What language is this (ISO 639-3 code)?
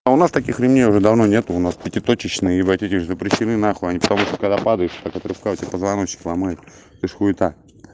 rus